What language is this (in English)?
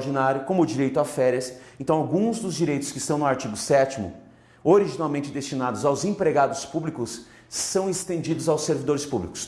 Portuguese